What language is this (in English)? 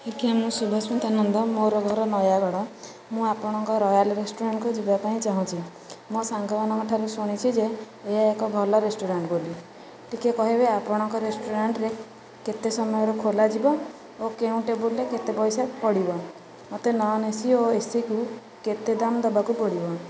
Odia